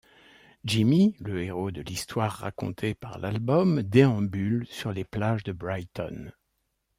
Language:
French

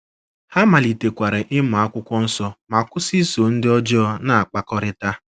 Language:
Igbo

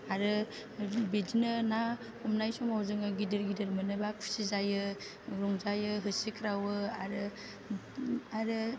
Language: Bodo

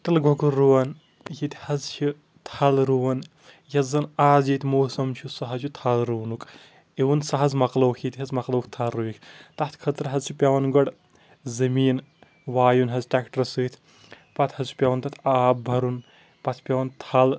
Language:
Kashmiri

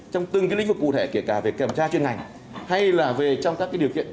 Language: Vietnamese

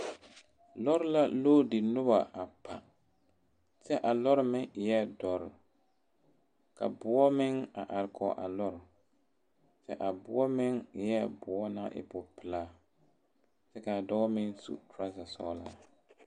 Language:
Southern Dagaare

